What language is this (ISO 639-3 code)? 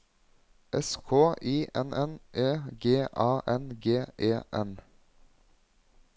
nor